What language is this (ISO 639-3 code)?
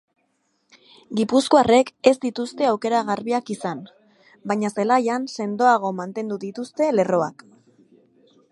eus